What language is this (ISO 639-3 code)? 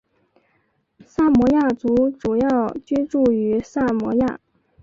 zho